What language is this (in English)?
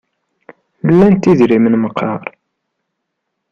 Kabyle